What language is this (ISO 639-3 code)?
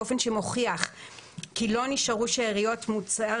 heb